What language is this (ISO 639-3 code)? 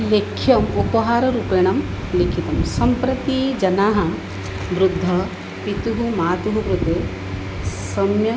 san